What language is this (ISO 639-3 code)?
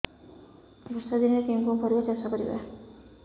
ori